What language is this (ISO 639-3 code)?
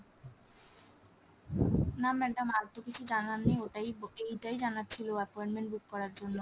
ben